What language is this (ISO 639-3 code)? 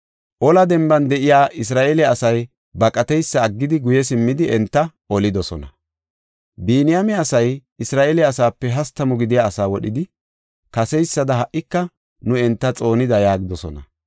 gof